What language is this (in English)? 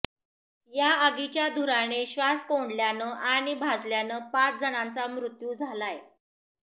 Marathi